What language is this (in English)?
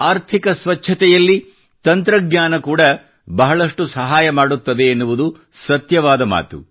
Kannada